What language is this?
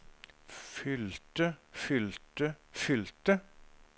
Norwegian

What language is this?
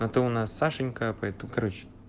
Russian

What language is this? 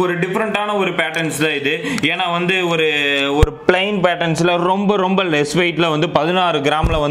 Turkish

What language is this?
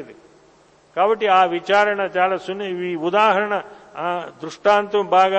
Telugu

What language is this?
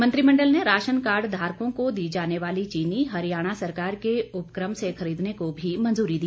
Hindi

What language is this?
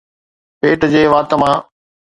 Sindhi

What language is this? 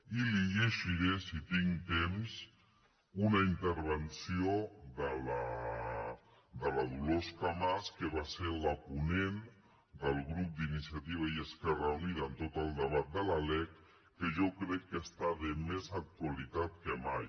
Catalan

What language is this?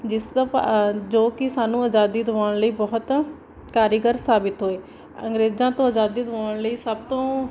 Punjabi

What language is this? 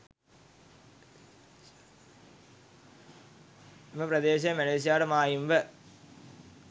Sinhala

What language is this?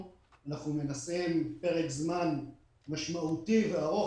Hebrew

